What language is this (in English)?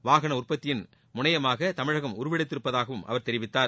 Tamil